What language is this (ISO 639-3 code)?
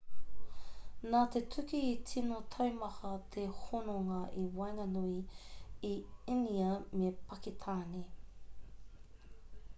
mri